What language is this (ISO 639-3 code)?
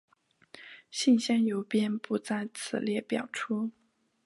zho